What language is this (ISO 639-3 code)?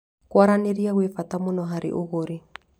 kik